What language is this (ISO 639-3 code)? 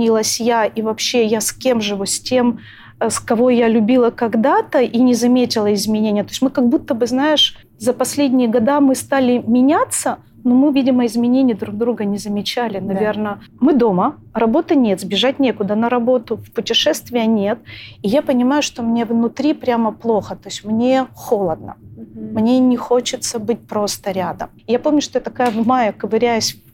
rus